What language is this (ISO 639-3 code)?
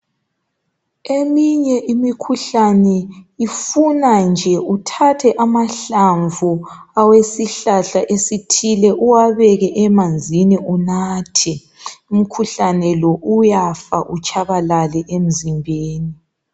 nde